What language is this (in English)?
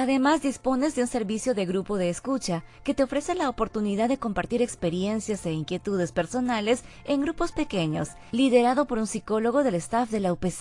Spanish